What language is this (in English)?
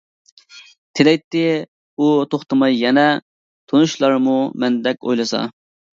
Uyghur